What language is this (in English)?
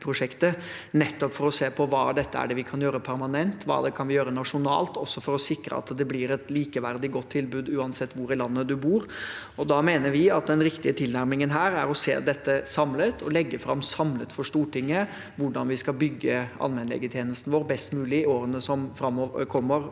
Norwegian